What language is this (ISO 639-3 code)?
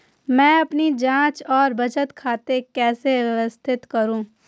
hin